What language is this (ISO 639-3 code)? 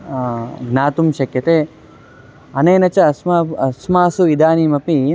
san